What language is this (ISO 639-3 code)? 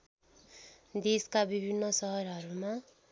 nep